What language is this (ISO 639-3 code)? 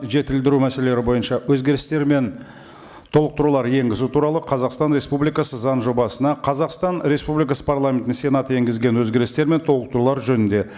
kaz